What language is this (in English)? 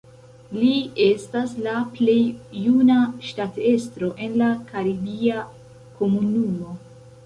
Esperanto